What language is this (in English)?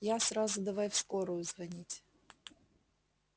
Russian